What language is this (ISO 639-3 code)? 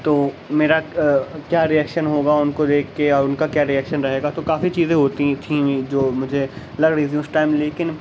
urd